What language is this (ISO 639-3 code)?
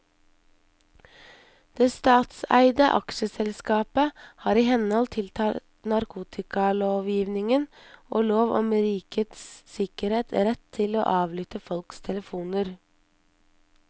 nor